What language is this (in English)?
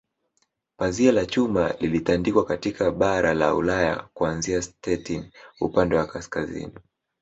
Swahili